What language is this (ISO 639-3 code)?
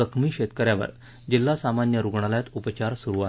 mar